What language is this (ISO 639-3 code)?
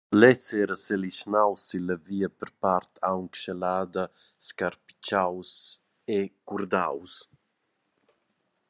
roh